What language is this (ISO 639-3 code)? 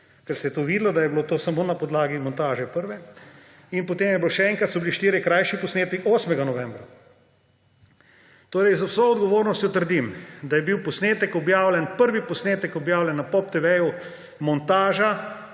slv